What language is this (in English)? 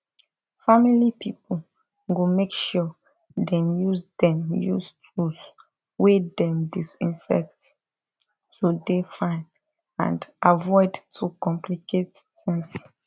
Nigerian Pidgin